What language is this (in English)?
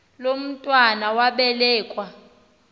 Xhosa